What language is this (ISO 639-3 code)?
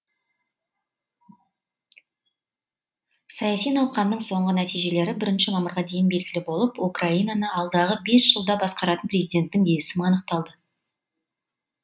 kaz